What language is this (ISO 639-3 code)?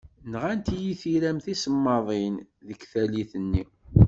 kab